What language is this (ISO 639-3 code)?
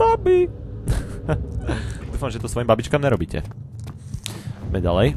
ces